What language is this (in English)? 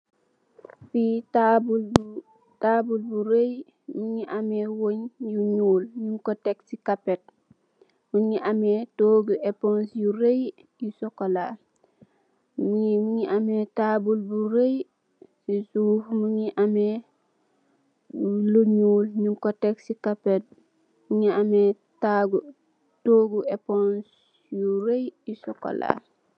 Wolof